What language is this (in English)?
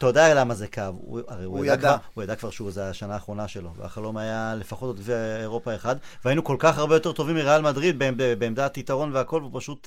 Hebrew